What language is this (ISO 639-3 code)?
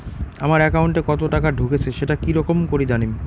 ben